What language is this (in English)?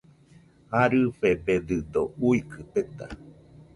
Nüpode Huitoto